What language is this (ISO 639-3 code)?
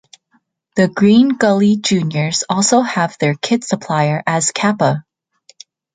eng